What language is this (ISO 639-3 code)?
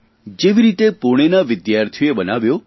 guj